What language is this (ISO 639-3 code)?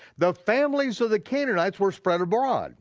eng